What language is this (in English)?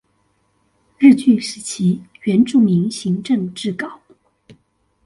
Chinese